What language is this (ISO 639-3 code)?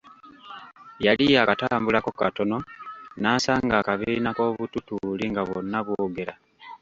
lug